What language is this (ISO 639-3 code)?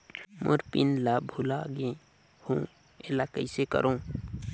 hne